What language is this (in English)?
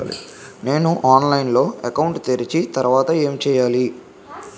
Telugu